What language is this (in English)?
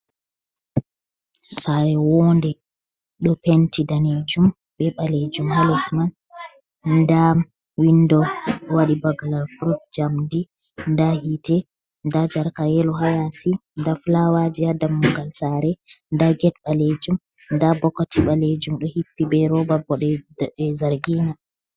Fula